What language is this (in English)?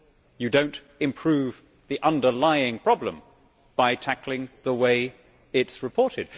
English